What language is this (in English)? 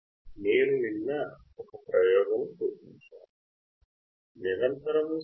Telugu